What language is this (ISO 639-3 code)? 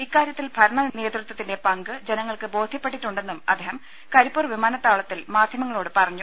mal